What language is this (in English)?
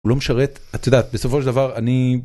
Hebrew